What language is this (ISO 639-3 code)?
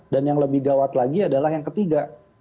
ind